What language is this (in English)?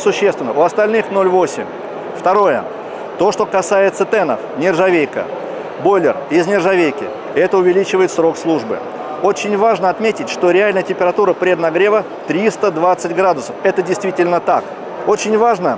Russian